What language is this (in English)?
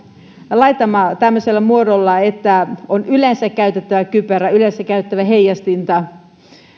Finnish